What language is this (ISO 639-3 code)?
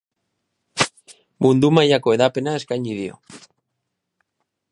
eus